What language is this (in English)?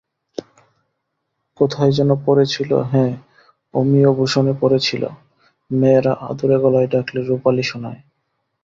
Bangla